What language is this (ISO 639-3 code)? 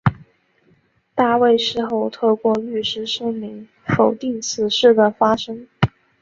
zho